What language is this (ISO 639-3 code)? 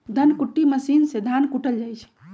mag